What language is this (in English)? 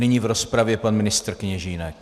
Czech